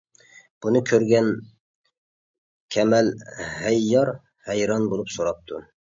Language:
Uyghur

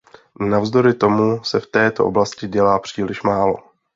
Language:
Czech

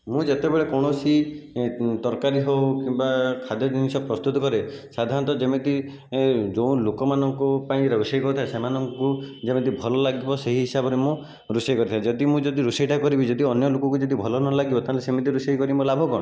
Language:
Odia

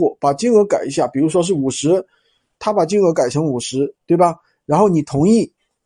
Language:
Chinese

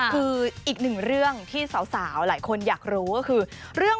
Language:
Thai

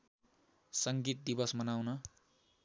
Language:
Nepali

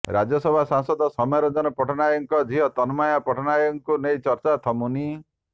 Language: Odia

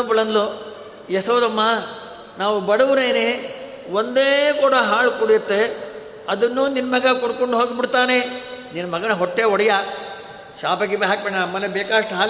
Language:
Kannada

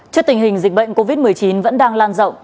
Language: Vietnamese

